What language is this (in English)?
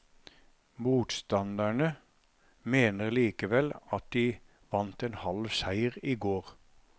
Norwegian